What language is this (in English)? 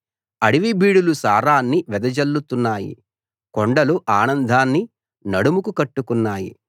Telugu